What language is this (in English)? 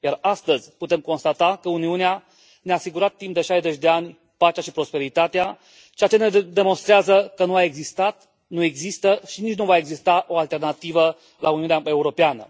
Romanian